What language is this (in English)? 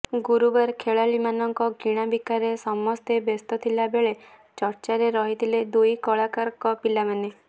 Odia